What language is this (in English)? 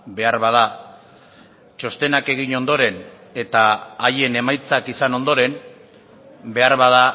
Basque